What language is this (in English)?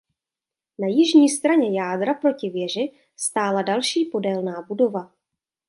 Czech